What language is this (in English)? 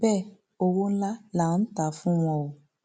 Yoruba